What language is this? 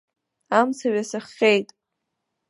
Abkhazian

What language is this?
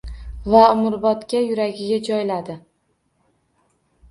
Uzbek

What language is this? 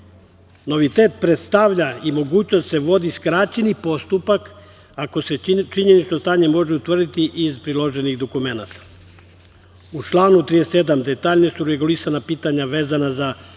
Serbian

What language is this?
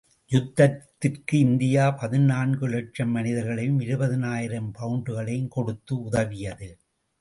Tamil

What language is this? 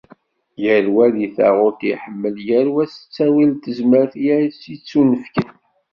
Kabyle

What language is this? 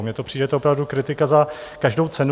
Czech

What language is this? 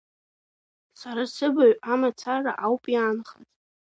Abkhazian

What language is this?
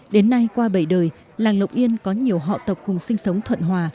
Vietnamese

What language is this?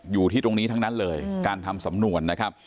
Thai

